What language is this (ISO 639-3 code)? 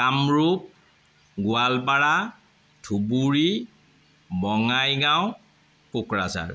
asm